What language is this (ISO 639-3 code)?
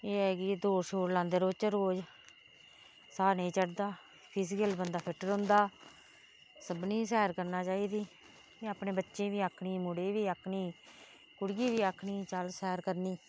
doi